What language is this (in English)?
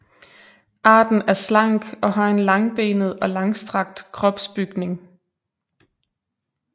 Danish